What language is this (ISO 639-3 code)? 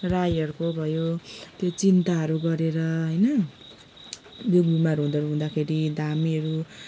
nep